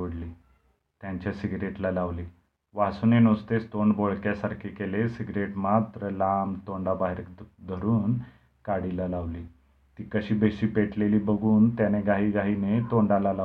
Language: Marathi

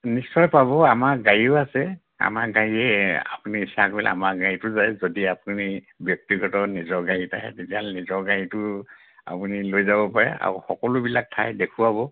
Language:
Assamese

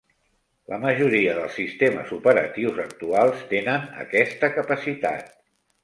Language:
Catalan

